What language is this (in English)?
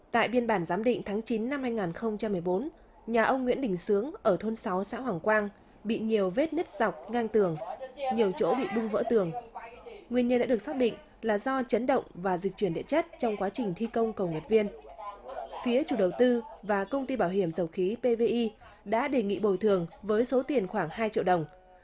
Vietnamese